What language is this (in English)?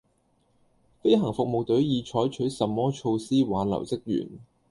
Cantonese